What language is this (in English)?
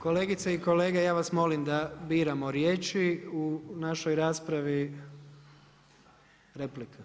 Croatian